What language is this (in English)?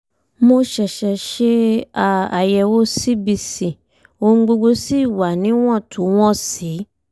Yoruba